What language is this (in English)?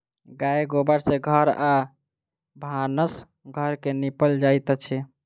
Maithili